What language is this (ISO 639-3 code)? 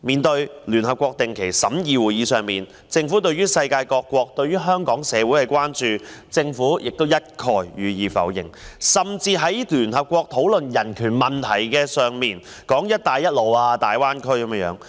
yue